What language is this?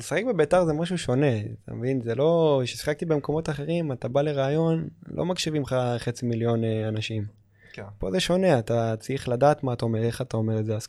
Hebrew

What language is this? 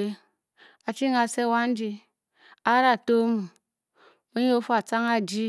Bokyi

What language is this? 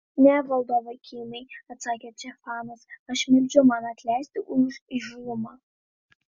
Lithuanian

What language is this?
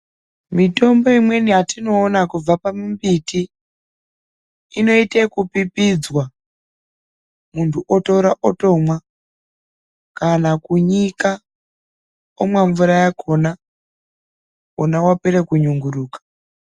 Ndau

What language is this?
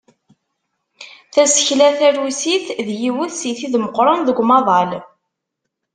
Kabyle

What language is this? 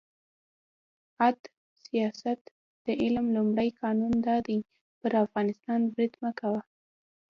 Pashto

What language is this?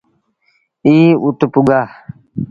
Sindhi Bhil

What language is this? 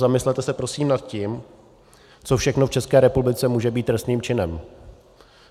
Czech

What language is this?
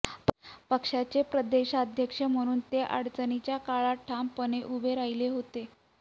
Marathi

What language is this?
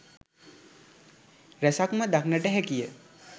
Sinhala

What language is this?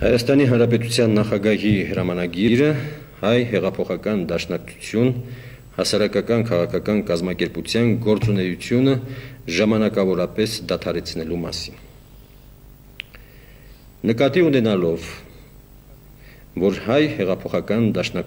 Russian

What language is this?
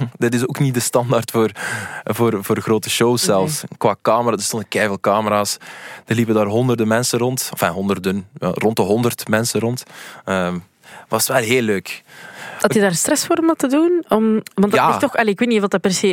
Dutch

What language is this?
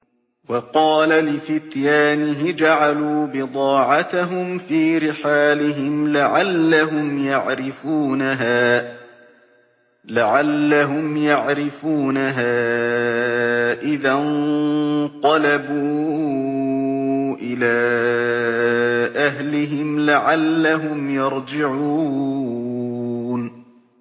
Arabic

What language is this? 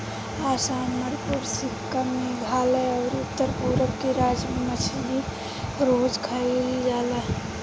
Bhojpuri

